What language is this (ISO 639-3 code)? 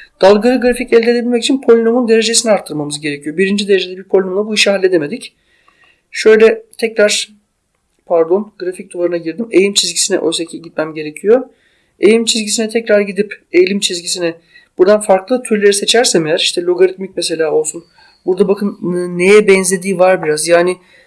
tur